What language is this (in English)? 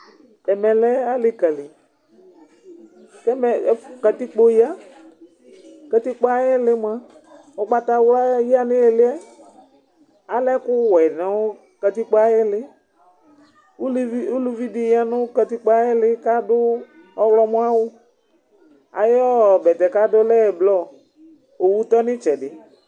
Ikposo